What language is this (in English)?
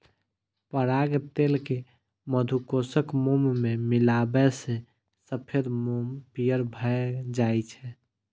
Maithili